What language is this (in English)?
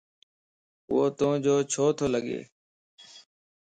Lasi